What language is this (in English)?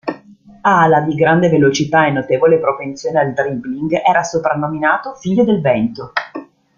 Italian